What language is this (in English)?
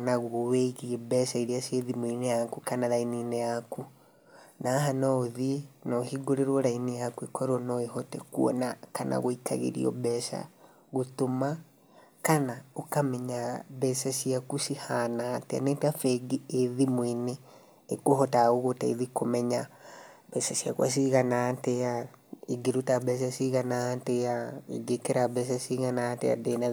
Kikuyu